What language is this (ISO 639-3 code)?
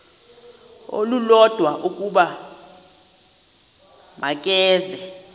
xho